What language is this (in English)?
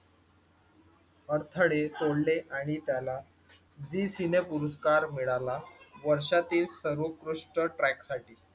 Marathi